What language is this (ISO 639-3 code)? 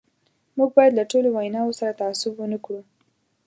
pus